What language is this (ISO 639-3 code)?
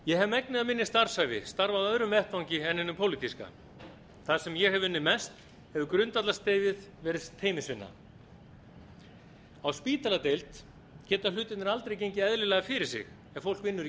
isl